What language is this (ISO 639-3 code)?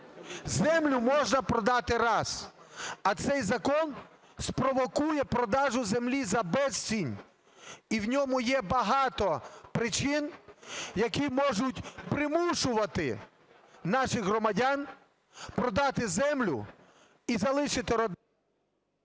ukr